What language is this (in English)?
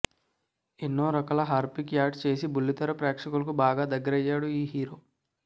Telugu